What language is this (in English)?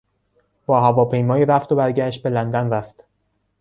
Persian